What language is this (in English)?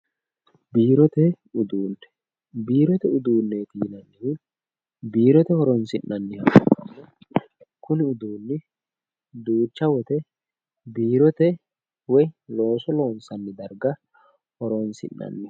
Sidamo